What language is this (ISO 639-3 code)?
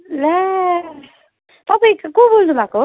nep